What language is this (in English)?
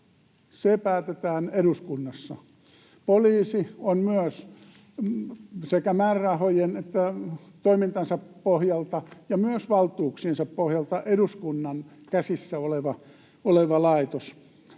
Finnish